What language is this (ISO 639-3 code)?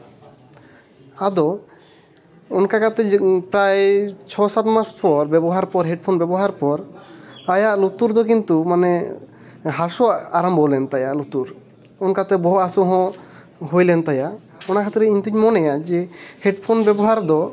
sat